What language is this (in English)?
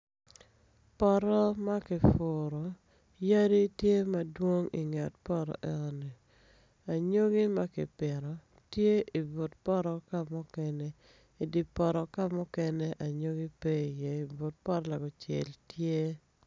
Acoli